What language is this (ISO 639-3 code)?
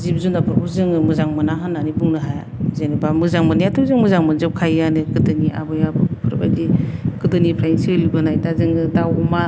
brx